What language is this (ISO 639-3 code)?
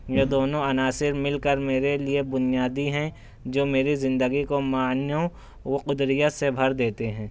urd